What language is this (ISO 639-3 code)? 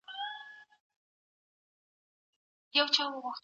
pus